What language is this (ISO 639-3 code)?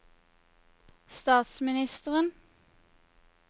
nor